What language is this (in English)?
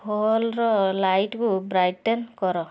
Odia